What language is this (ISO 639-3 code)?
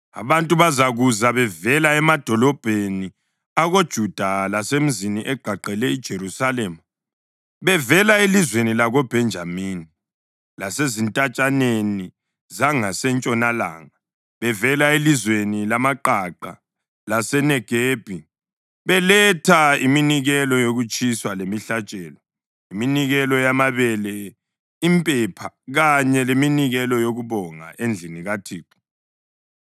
nde